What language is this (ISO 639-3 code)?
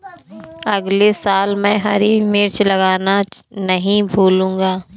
hin